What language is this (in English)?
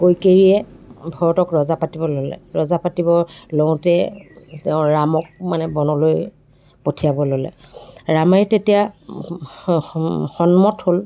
Assamese